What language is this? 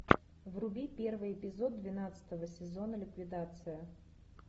Russian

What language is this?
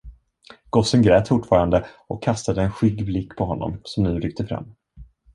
Swedish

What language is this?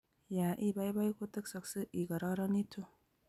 Kalenjin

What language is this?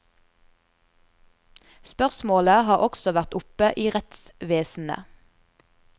Norwegian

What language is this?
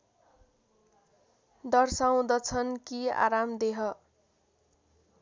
Nepali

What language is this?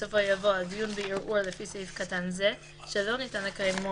Hebrew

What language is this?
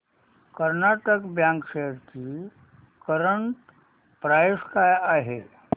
Marathi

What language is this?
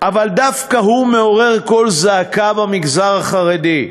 Hebrew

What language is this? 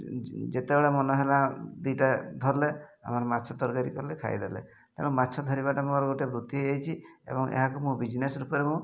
Odia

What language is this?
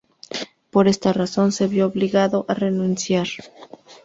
Spanish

